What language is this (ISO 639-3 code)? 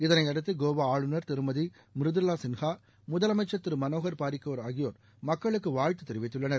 tam